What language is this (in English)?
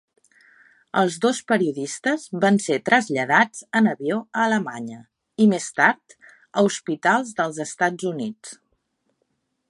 Catalan